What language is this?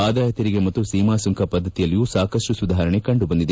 Kannada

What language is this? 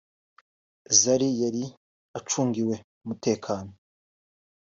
Kinyarwanda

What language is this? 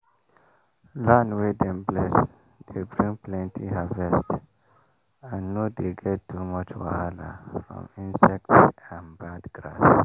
Nigerian Pidgin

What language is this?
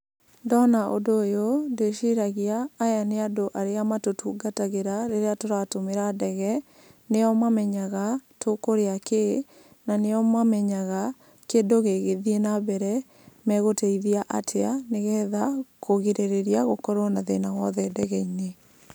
Kikuyu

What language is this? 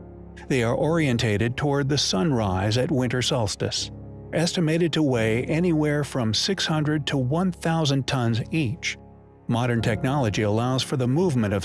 English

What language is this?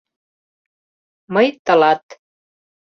Mari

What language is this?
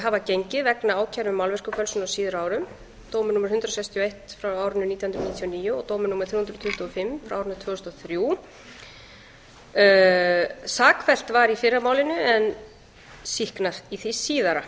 Icelandic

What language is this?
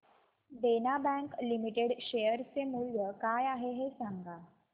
Marathi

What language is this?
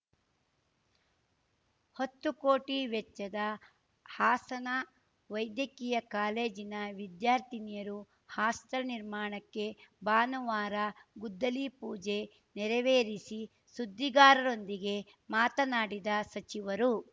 Kannada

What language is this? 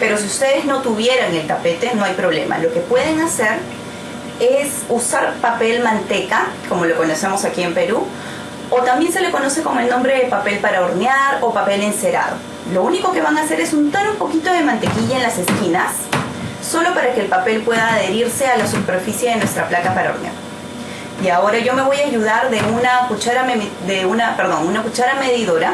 Spanish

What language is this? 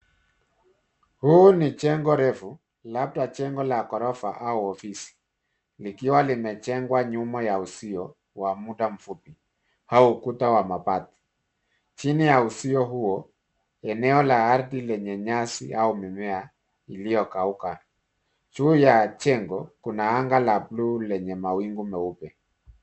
Swahili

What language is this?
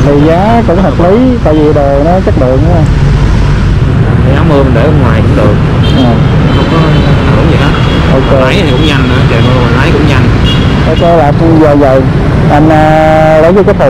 Vietnamese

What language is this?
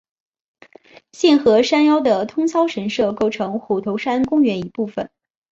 Chinese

